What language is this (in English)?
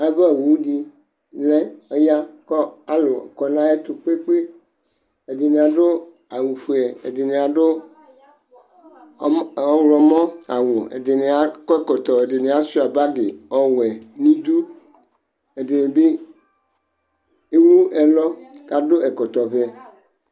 Ikposo